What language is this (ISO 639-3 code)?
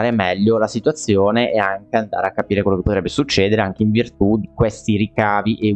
ita